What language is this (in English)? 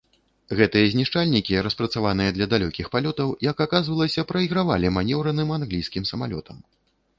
Belarusian